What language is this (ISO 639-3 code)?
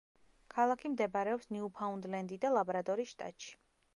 kat